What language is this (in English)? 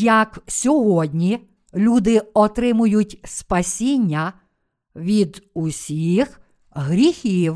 Ukrainian